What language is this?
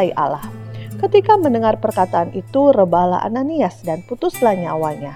Indonesian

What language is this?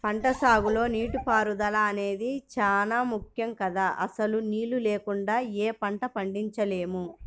Telugu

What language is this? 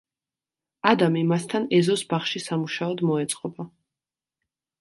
Georgian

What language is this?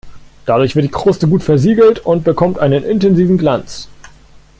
German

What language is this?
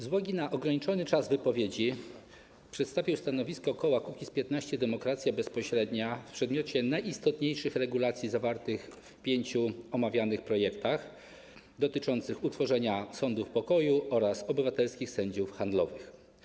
Polish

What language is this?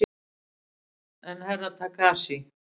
Icelandic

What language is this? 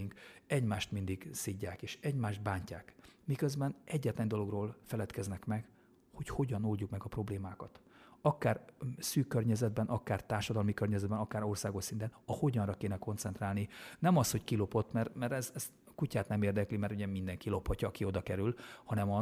Hungarian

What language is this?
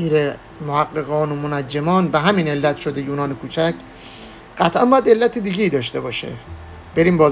Persian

